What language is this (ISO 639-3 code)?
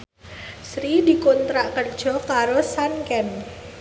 jav